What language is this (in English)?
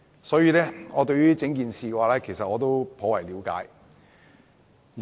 Cantonese